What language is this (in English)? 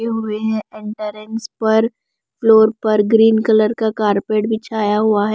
Hindi